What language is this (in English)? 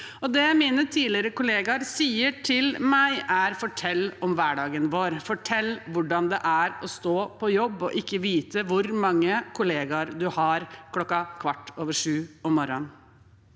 Norwegian